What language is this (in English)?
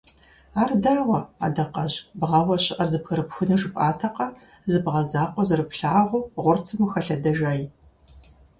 Kabardian